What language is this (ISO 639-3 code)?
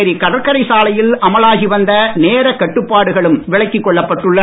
tam